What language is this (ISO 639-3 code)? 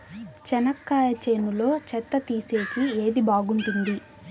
tel